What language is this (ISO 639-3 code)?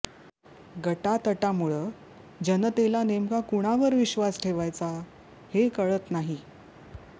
mar